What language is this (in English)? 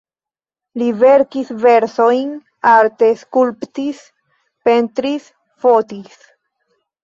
Esperanto